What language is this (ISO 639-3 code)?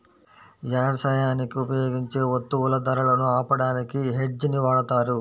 tel